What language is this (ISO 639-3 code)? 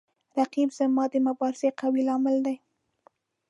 pus